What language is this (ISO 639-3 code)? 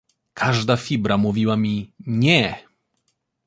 pol